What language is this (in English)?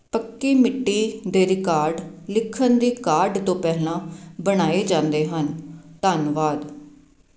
Punjabi